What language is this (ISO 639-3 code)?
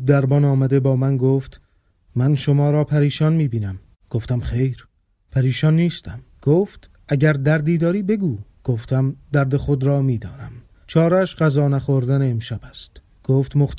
fas